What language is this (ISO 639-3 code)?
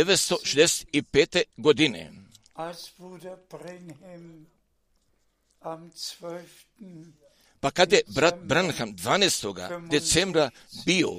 hrv